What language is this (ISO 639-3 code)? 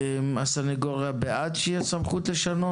heb